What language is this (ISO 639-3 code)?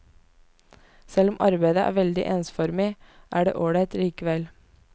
nor